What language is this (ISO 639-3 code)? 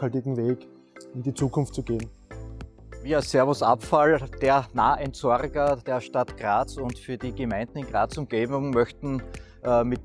deu